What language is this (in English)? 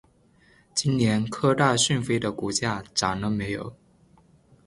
Chinese